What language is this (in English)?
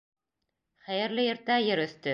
Bashkir